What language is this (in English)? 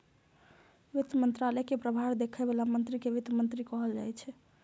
Maithili